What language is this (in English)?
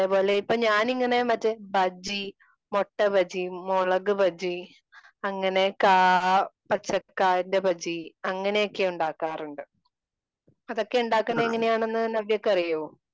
Malayalam